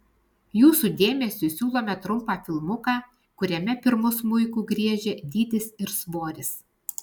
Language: Lithuanian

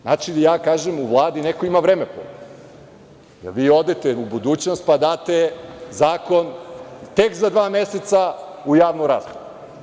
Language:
Serbian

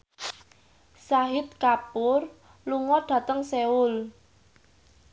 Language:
Javanese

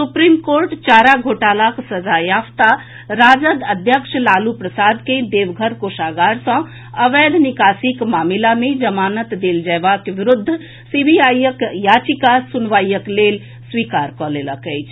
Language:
Maithili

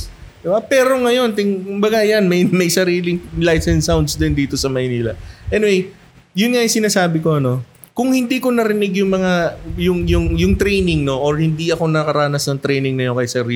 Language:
Filipino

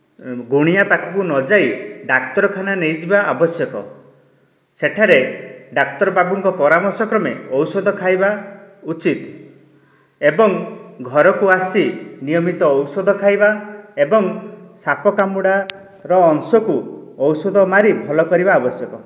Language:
Odia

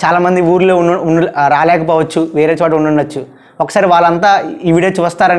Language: English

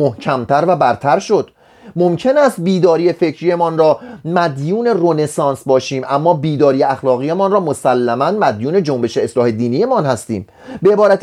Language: Persian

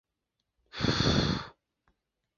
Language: Chinese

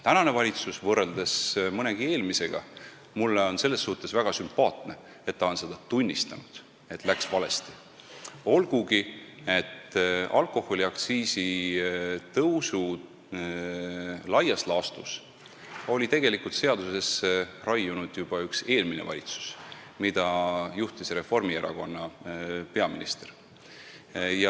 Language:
Estonian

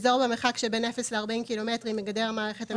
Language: Hebrew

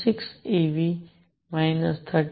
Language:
Gujarati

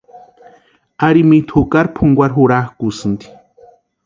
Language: Western Highland Purepecha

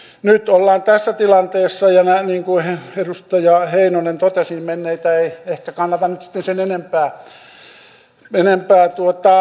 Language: Finnish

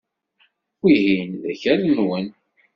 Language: Kabyle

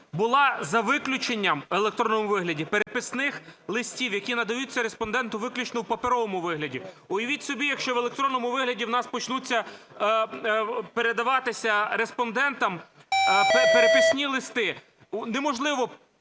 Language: Ukrainian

